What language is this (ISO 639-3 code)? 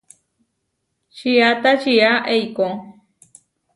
var